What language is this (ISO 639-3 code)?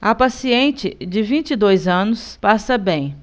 por